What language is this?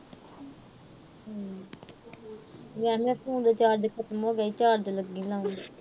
Punjabi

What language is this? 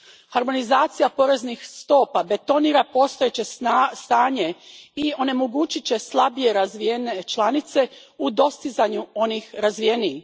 Croatian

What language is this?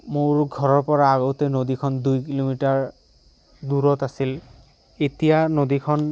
Assamese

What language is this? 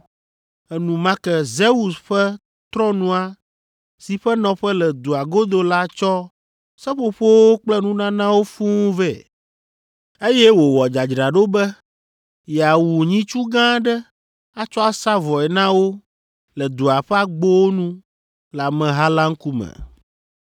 Ewe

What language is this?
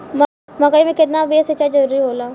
Bhojpuri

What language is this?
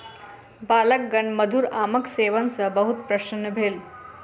Maithili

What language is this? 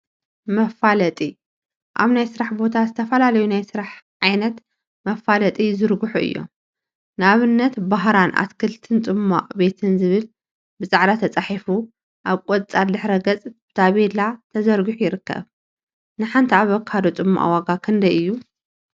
Tigrinya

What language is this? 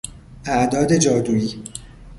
Persian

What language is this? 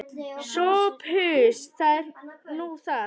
Icelandic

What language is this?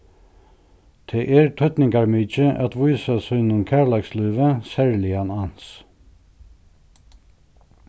Faroese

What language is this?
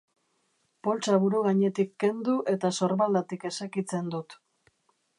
Basque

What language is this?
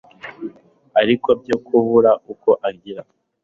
Kinyarwanda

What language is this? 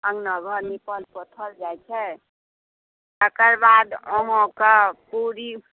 Maithili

